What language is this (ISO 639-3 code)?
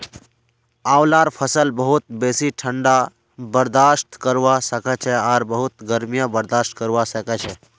mag